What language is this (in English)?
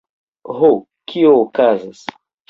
Esperanto